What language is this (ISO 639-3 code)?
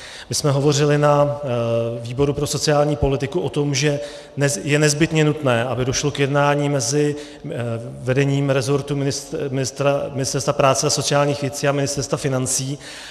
ces